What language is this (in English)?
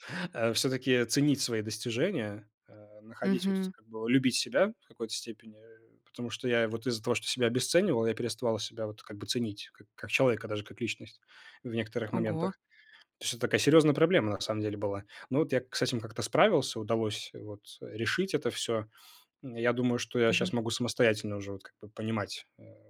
Russian